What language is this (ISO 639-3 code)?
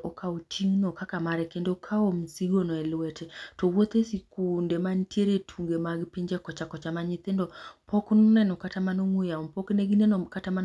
luo